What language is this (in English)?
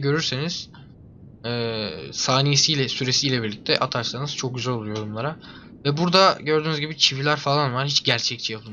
Turkish